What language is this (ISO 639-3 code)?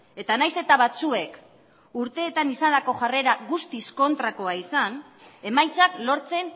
eus